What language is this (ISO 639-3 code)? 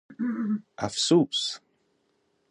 fas